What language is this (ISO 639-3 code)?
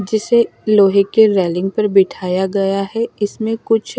hin